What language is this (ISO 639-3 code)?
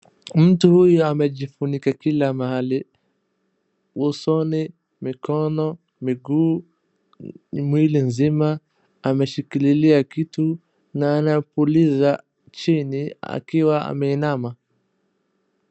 swa